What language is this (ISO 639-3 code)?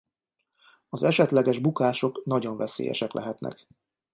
hun